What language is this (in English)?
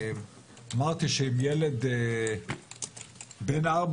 Hebrew